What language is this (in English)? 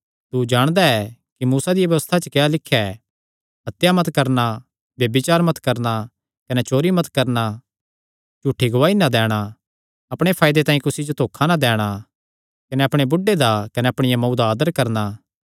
Kangri